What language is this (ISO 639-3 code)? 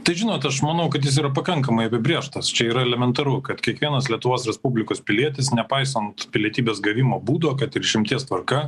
lit